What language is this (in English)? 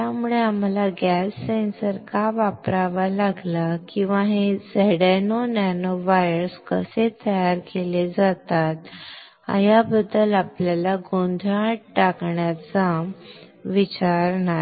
Marathi